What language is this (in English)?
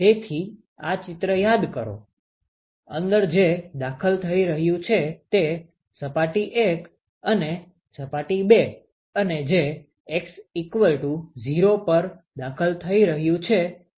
Gujarati